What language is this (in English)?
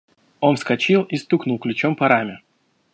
Russian